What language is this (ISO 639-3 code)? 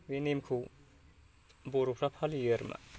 brx